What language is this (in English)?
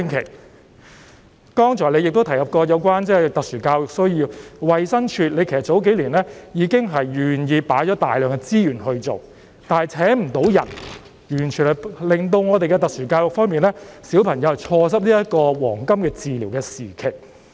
Cantonese